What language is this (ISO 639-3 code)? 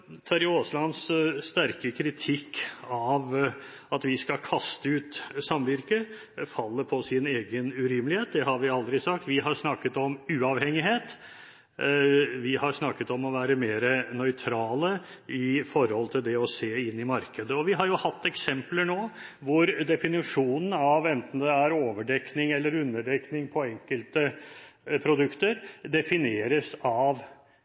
nob